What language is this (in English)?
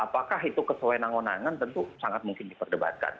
Indonesian